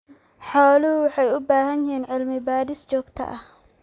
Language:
Somali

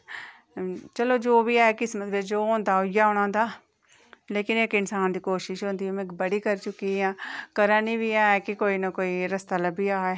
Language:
Dogri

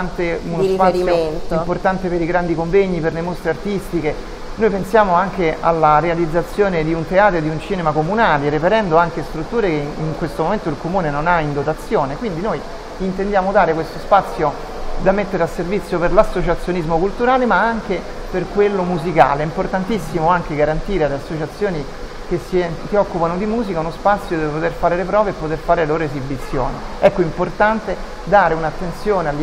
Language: Italian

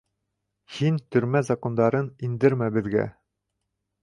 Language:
Bashkir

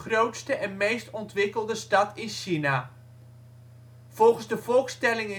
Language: Dutch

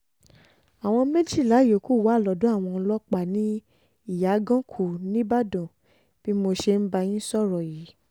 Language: Yoruba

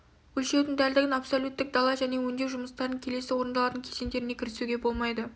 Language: Kazakh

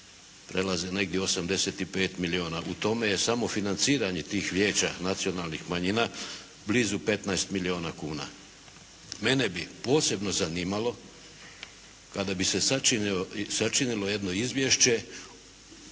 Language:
Croatian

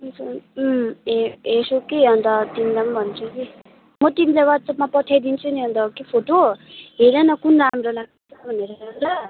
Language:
Nepali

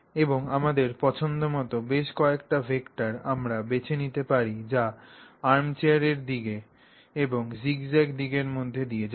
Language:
Bangla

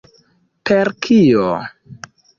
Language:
Esperanto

